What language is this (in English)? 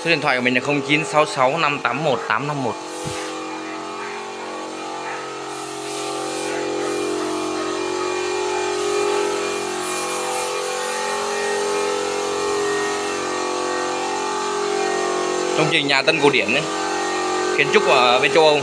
Vietnamese